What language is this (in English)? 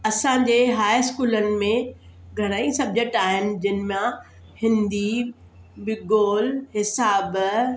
Sindhi